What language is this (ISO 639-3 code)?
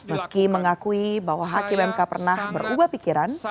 ind